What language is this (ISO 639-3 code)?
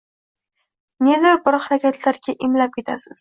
uzb